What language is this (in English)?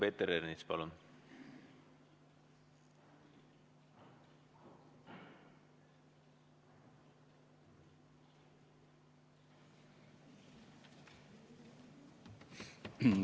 Estonian